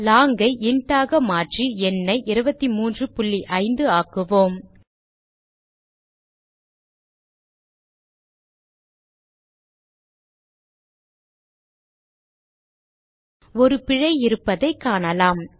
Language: Tamil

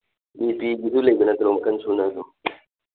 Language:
Manipuri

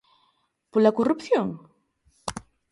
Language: Galician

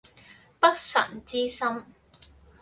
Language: Cantonese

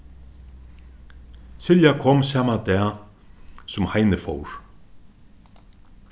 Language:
Faroese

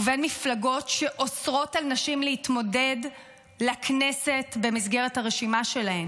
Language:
Hebrew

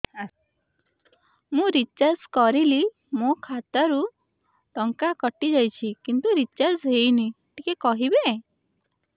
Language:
Odia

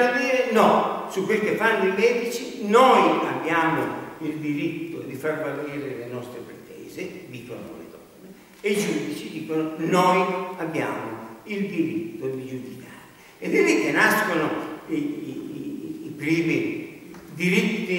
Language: Italian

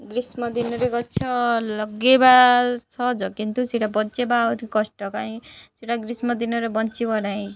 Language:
Odia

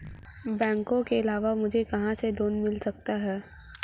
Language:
Hindi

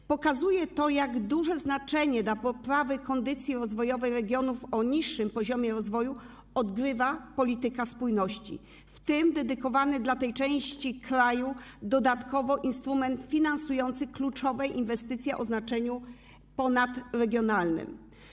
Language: Polish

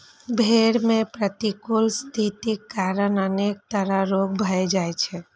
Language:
Maithili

